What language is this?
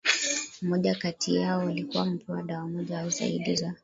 Swahili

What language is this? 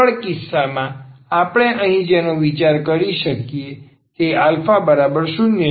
Gujarati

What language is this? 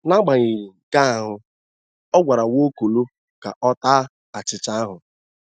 Igbo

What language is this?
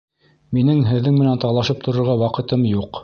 Bashkir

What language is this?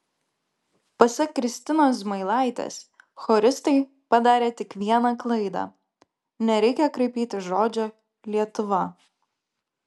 Lithuanian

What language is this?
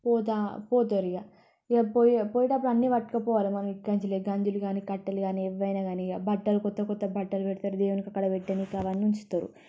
Telugu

